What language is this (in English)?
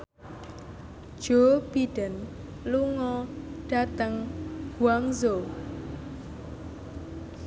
Javanese